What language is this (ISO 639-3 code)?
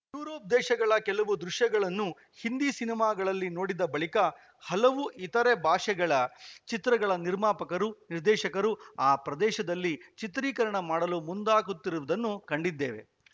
kan